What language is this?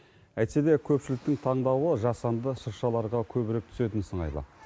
Kazakh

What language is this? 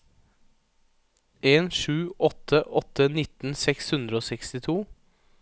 Norwegian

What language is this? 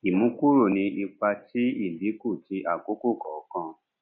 Yoruba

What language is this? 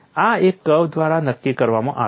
Gujarati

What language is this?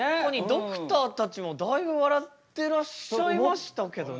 Japanese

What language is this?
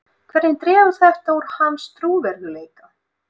Icelandic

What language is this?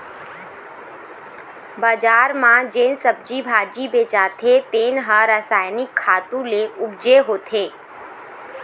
Chhattisgarhi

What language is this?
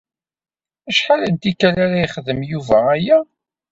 Kabyle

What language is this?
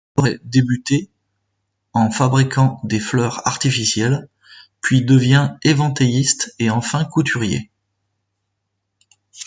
French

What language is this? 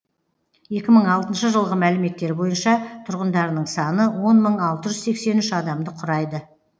Kazakh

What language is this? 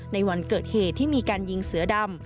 Thai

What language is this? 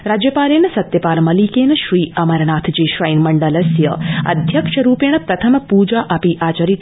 Sanskrit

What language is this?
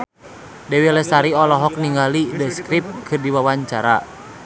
Sundanese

